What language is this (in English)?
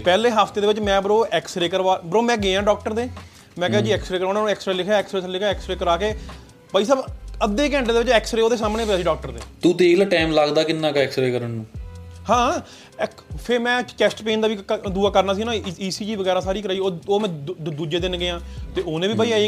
Punjabi